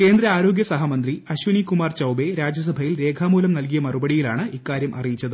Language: Malayalam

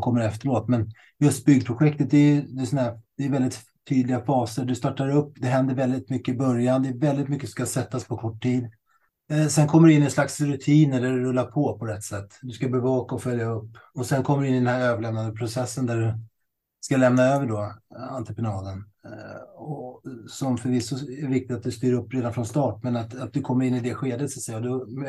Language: Swedish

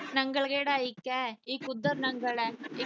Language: Punjabi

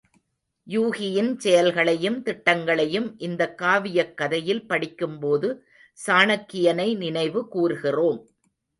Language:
Tamil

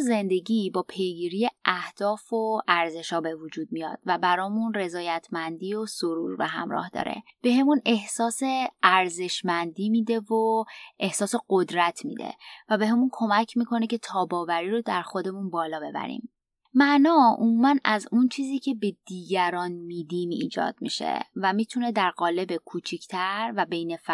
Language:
Persian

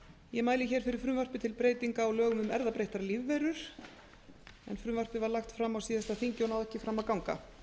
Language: Icelandic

